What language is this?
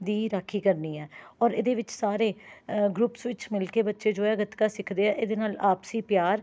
Punjabi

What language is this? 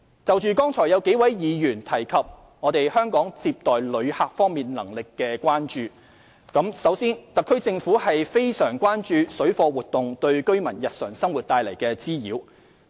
Cantonese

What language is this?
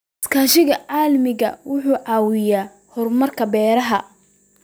Somali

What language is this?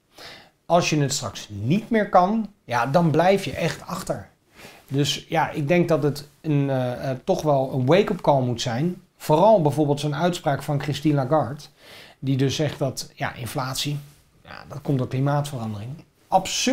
Dutch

